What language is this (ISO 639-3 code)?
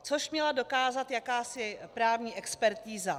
ces